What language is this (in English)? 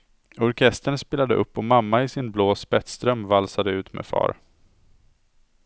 Swedish